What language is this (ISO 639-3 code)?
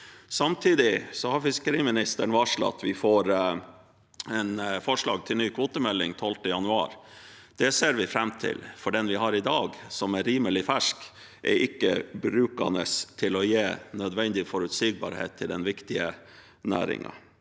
nor